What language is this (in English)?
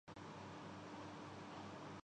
Urdu